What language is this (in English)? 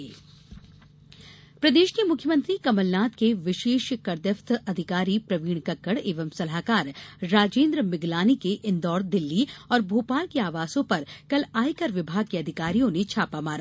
Hindi